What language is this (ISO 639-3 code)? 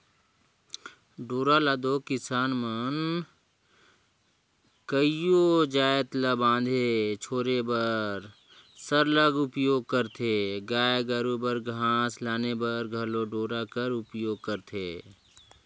hne